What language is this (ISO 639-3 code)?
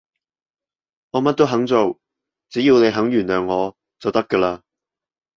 yue